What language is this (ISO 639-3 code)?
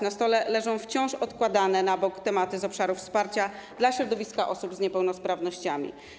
pol